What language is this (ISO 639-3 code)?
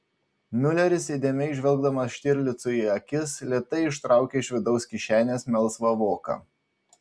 lit